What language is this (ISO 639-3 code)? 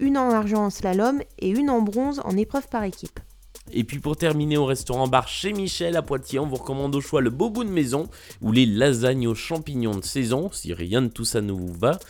fra